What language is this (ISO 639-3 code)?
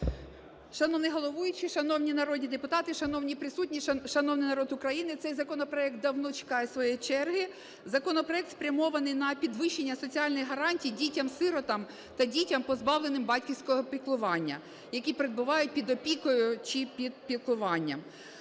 ukr